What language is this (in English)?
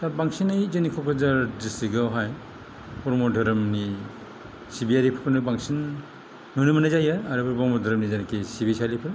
Bodo